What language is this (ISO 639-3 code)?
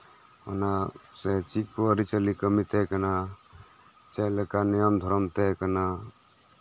sat